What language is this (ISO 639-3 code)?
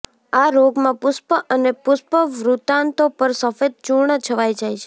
guj